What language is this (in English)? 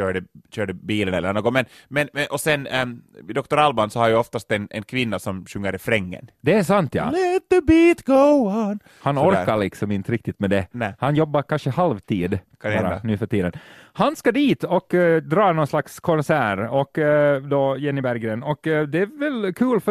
Swedish